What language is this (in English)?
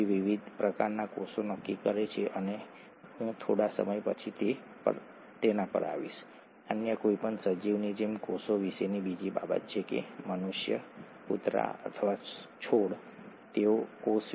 Gujarati